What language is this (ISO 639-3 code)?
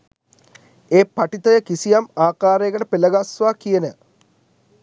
sin